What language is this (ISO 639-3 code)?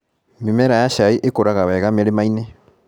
kik